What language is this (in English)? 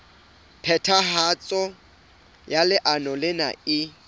Southern Sotho